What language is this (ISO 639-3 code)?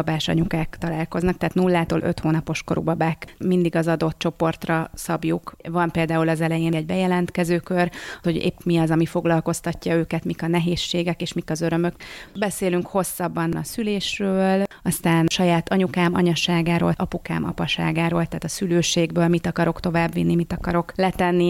hun